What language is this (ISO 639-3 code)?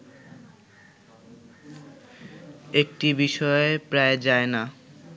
ben